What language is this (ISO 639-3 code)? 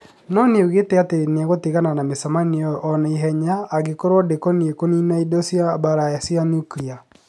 kik